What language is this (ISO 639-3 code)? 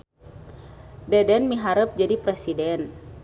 sun